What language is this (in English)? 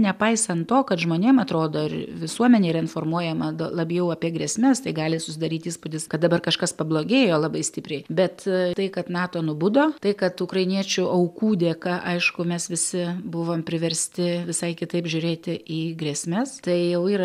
Lithuanian